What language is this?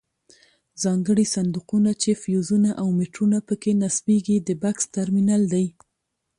Pashto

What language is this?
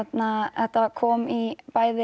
Icelandic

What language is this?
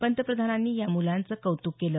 Marathi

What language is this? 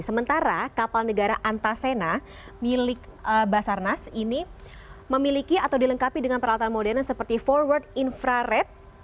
Indonesian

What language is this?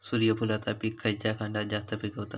Marathi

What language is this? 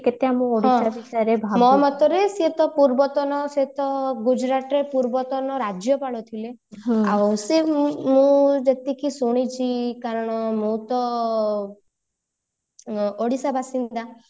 Odia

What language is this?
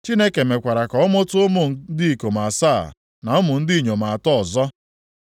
Igbo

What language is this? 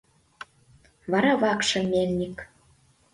Mari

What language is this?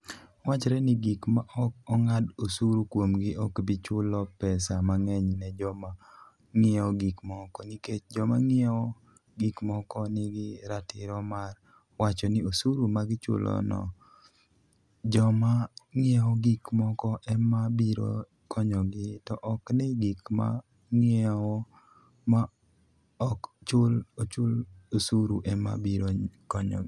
Luo (Kenya and Tanzania)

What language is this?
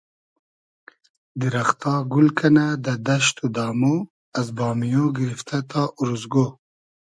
Hazaragi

